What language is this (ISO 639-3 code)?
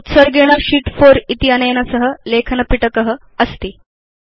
san